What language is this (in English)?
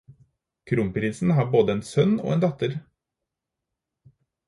Norwegian Bokmål